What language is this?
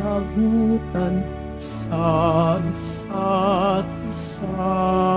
Filipino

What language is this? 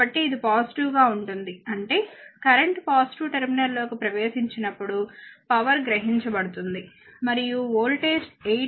Telugu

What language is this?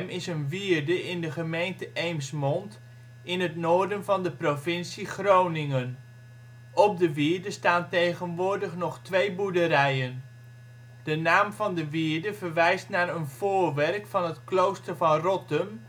Dutch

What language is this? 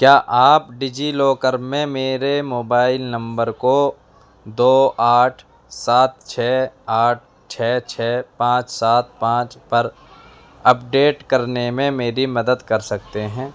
Urdu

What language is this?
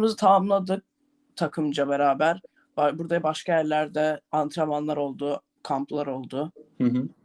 Turkish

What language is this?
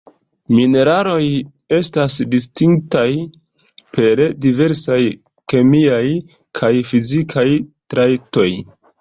Esperanto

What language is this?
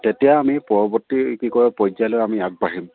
Assamese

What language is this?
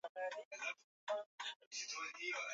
Swahili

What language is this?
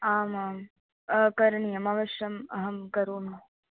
Sanskrit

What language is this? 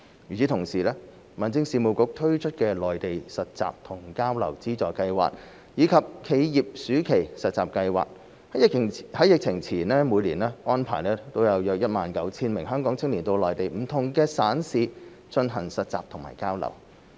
Cantonese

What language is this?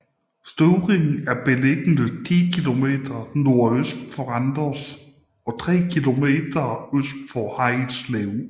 Danish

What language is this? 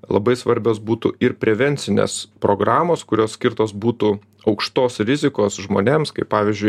Lithuanian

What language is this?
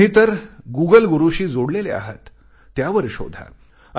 Marathi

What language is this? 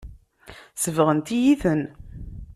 Kabyle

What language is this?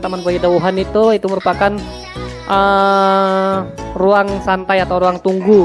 Indonesian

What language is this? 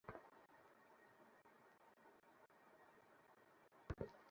Bangla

